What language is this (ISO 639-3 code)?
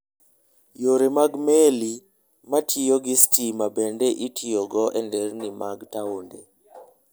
luo